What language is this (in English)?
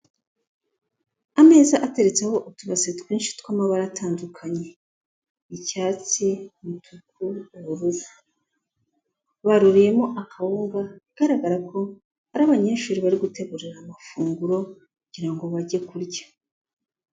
Kinyarwanda